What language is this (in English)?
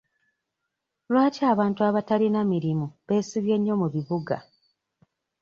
Ganda